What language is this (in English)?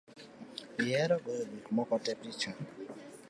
Luo (Kenya and Tanzania)